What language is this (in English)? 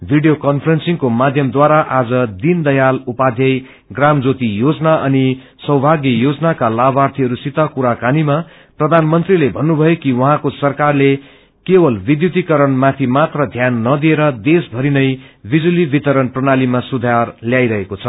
Nepali